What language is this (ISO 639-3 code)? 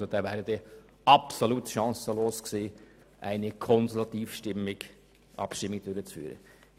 gsw